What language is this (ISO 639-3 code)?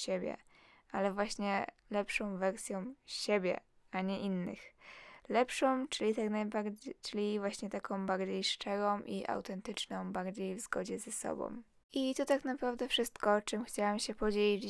pol